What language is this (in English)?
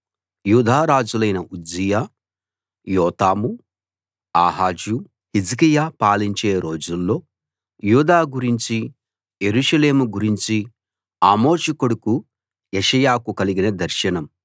Telugu